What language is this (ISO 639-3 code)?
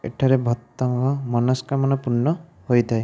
ori